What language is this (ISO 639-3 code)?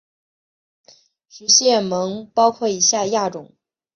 zho